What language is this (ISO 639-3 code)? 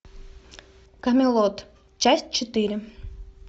rus